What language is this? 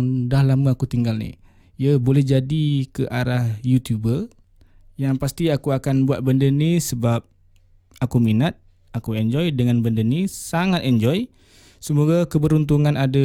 Malay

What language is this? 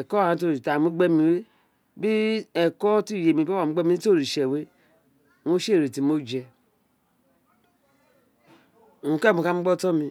Isekiri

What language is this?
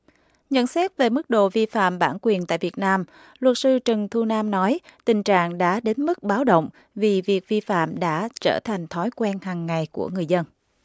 Vietnamese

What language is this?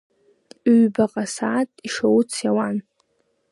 Abkhazian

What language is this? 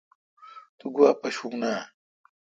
Kalkoti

